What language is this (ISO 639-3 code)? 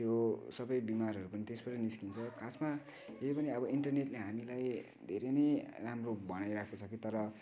nep